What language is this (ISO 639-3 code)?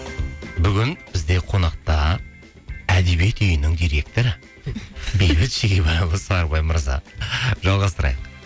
kaz